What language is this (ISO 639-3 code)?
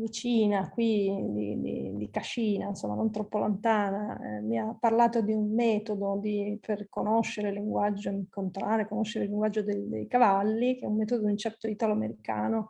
ita